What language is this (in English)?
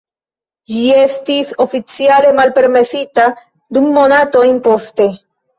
Esperanto